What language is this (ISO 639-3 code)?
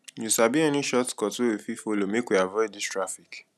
pcm